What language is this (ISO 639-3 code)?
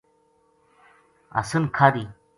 gju